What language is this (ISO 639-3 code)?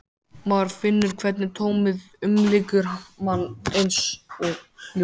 isl